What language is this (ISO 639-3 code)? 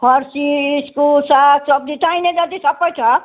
nep